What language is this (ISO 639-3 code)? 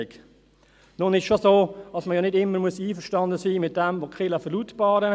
gsw